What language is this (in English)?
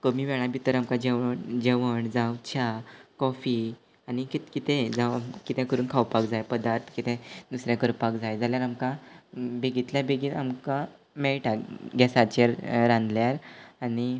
Konkani